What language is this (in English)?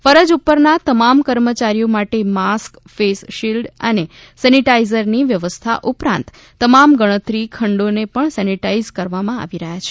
Gujarati